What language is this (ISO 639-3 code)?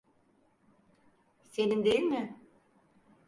tur